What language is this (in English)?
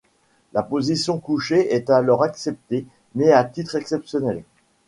French